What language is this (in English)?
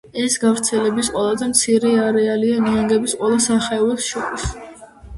Georgian